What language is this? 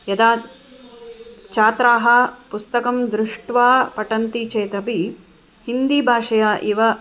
Sanskrit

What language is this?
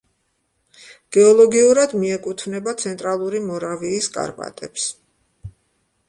Georgian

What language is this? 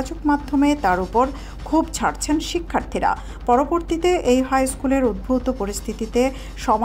Bangla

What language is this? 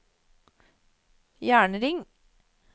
Norwegian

